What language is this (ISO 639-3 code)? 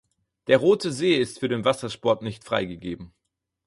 deu